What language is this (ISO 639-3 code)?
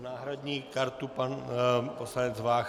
ces